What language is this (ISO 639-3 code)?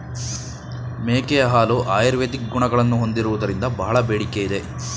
kan